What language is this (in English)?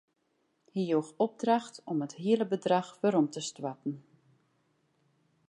Western Frisian